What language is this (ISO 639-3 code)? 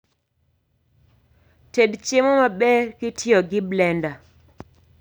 luo